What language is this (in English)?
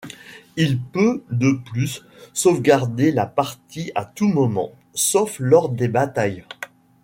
French